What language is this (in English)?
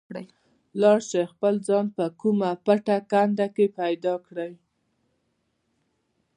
Pashto